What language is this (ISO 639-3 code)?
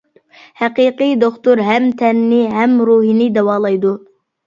uig